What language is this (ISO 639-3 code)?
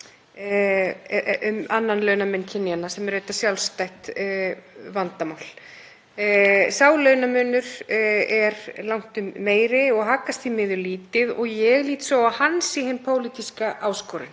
isl